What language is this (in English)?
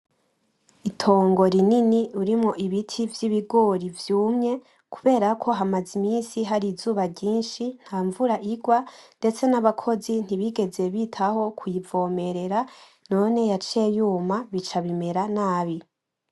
Rundi